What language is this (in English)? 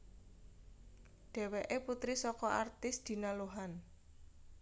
Javanese